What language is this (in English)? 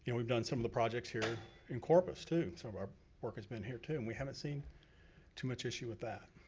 English